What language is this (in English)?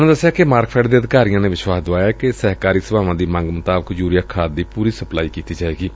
Punjabi